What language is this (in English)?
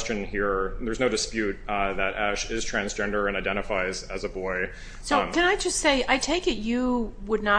English